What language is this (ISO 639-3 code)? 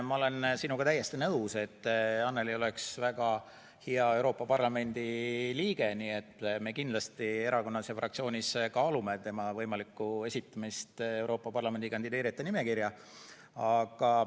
est